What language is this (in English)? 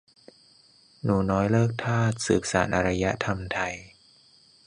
Thai